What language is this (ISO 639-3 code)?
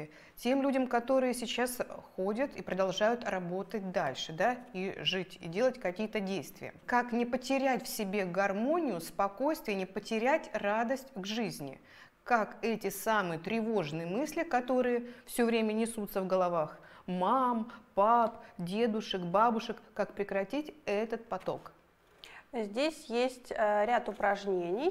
rus